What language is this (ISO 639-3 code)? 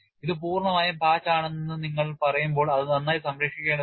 mal